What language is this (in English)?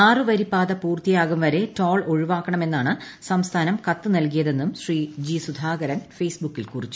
Malayalam